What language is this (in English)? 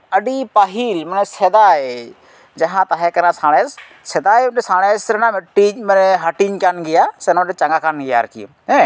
Santali